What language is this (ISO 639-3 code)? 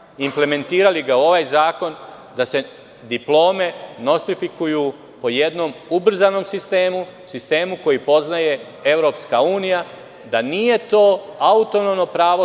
srp